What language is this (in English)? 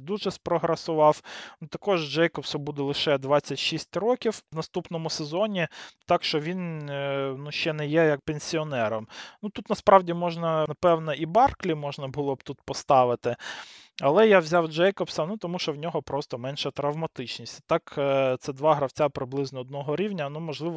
Ukrainian